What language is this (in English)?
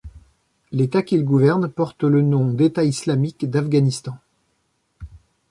French